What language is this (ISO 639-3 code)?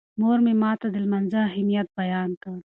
pus